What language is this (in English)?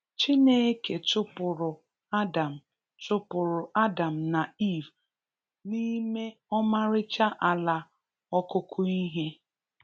Igbo